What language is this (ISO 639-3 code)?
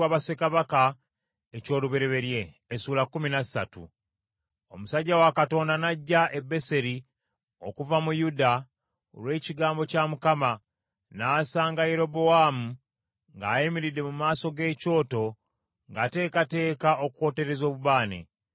lug